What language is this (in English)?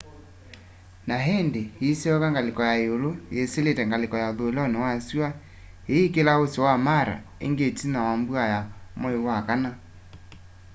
Kamba